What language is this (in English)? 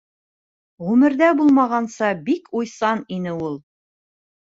Bashkir